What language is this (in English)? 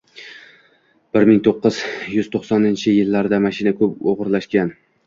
Uzbek